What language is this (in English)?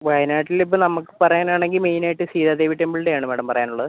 Malayalam